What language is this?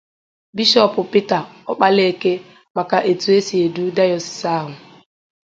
Igbo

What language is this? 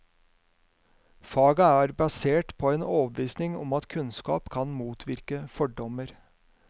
Norwegian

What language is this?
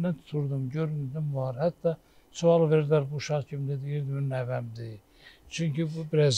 Turkish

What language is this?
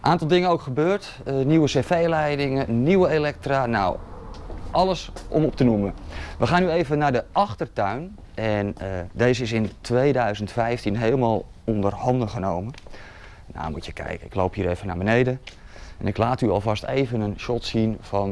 Dutch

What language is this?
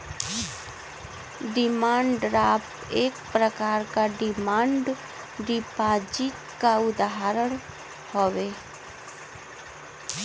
Bhojpuri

